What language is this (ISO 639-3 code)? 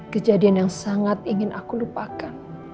ind